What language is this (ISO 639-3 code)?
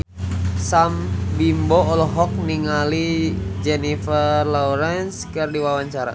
sun